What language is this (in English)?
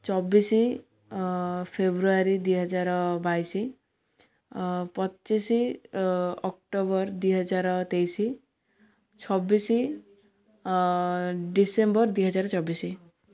Odia